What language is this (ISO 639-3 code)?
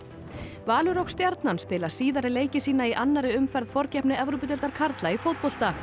isl